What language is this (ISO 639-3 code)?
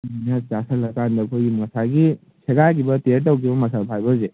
mni